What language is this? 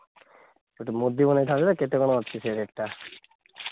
Odia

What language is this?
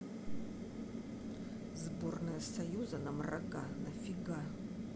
Russian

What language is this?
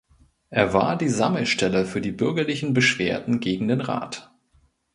German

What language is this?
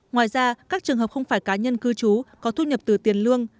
Vietnamese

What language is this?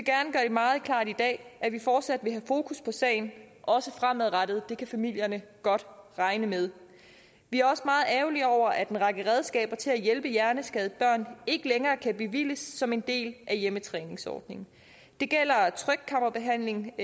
Danish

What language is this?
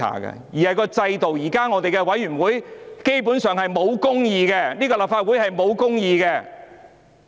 Cantonese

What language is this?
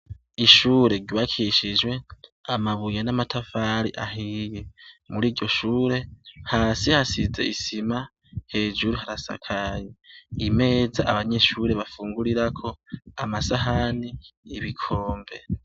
Rundi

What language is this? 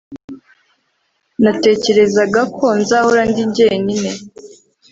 Kinyarwanda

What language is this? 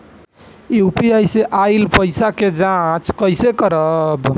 Bhojpuri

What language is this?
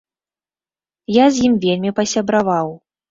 Belarusian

